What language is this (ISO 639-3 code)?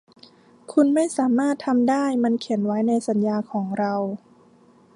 tha